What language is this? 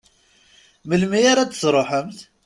Kabyle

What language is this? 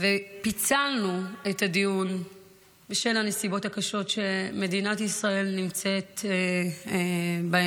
Hebrew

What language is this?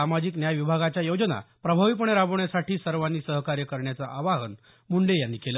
Marathi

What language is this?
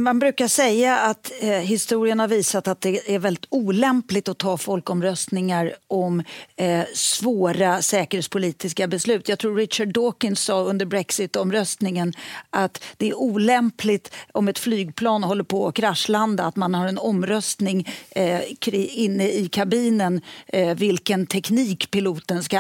Swedish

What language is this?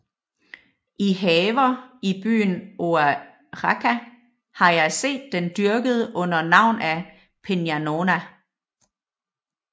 Danish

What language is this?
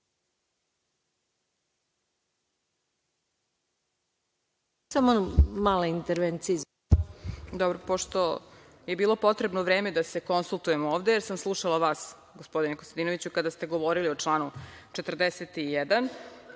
Serbian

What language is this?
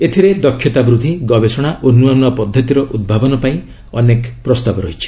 Odia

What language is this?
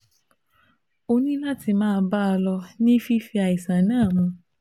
Yoruba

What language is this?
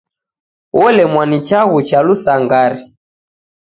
Taita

